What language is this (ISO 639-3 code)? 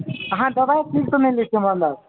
mai